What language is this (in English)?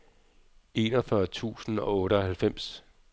Danish